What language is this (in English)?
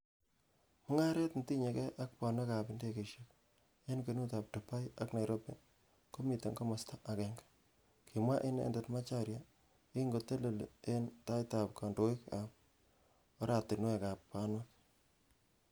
Kalenjin